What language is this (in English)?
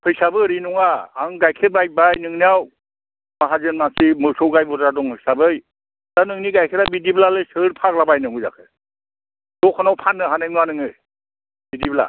Bodo